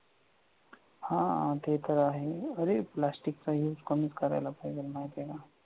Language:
Marathi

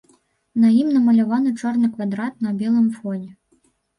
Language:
Belarusian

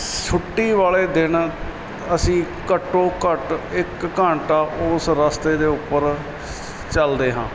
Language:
Punjabi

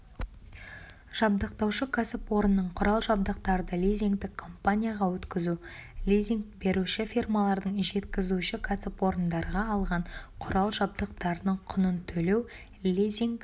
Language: Kazakh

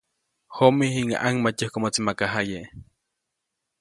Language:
Copainalá Zoque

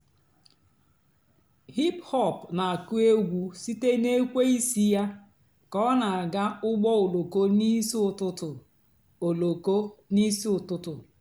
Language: Igbo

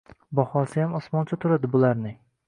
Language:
Uzbek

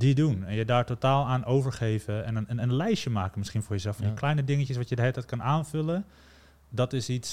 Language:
Dutch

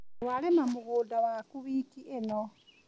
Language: Kikuyu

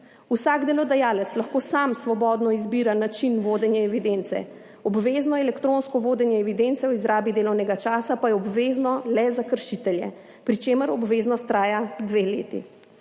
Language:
Slovenian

